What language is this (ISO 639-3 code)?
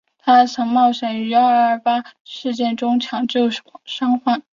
zho